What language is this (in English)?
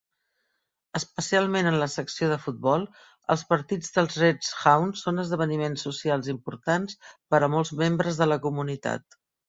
Catalan